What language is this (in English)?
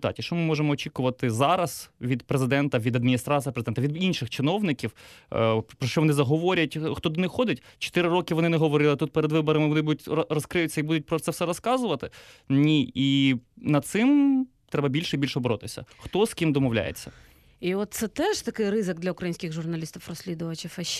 Ukrainian